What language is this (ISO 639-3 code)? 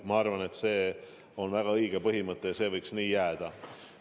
est